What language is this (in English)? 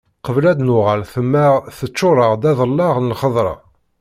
Kabyle